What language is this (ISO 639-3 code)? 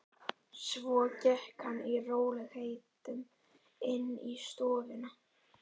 isl